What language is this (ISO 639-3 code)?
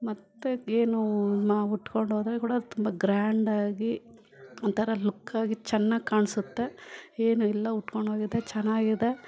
kan